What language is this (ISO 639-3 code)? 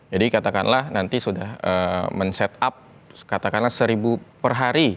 ind